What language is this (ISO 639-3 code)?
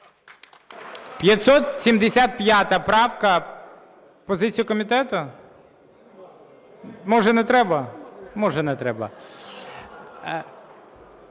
ukr